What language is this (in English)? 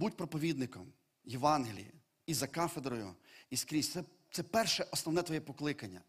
Ukrainian